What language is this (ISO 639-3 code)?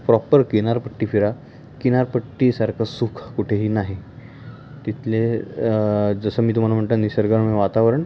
mar